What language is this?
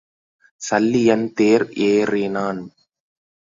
Tamil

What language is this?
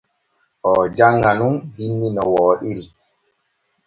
Borgu Fulfulde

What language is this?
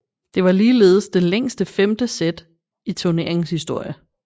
Danish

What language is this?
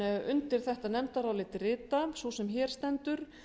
Icelandic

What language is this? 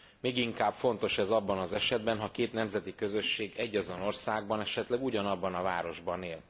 Hungarian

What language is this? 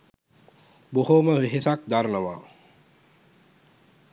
Sinhala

